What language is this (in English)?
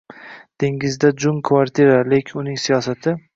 Uzbek